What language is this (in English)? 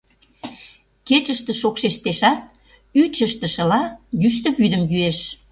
Mari